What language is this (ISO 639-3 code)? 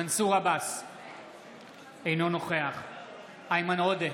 heb